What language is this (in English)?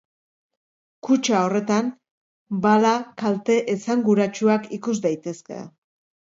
Basque